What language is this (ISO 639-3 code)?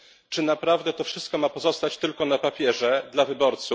pol